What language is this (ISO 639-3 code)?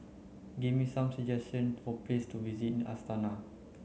eng